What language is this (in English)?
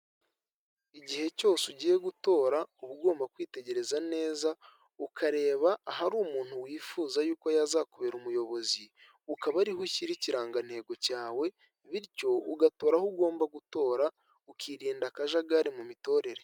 Kinyarwanda